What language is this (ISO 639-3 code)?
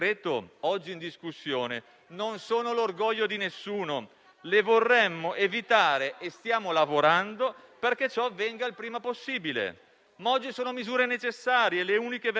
ita